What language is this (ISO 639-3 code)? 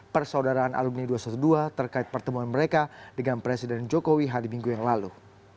ind